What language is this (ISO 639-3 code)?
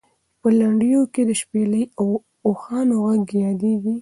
pus